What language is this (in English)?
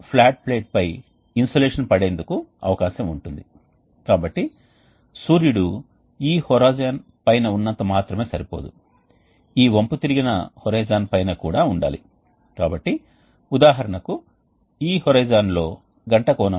Telugu